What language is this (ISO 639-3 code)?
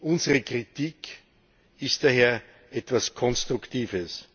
deu